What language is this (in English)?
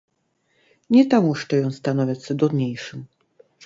Belarusian